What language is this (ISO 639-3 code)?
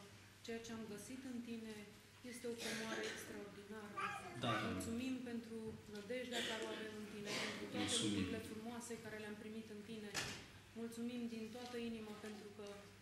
ron